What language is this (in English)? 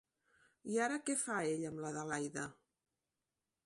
Catalan